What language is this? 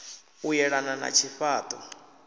Venda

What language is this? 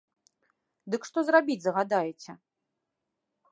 Belarusian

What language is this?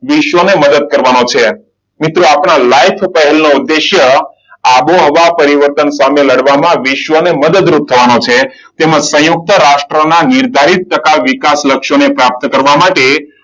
Gujarati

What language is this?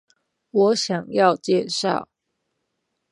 Chinese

